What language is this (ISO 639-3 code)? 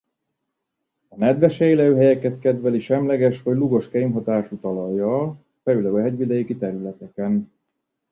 hun